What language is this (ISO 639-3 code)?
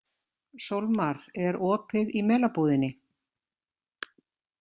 isl